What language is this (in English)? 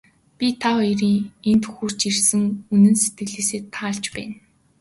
Mongolian